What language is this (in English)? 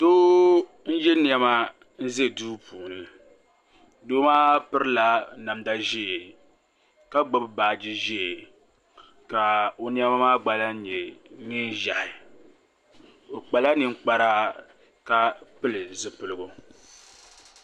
Dagbani